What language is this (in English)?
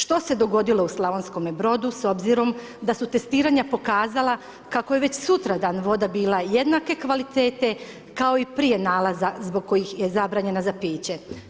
Croatian